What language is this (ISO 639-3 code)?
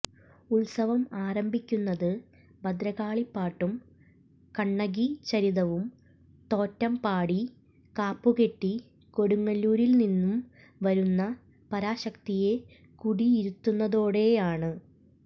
mal